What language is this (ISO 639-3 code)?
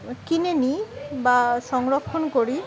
ben